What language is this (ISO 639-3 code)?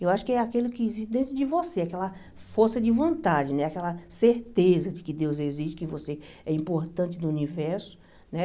por